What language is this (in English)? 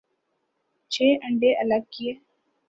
Urdu